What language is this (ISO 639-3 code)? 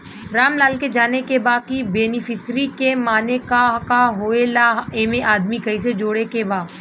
bho